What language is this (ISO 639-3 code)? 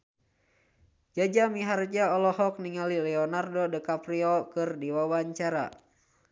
sun